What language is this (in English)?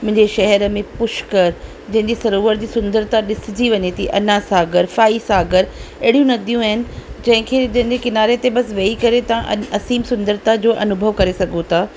Sindhi